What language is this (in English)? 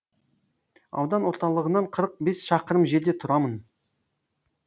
Kazakh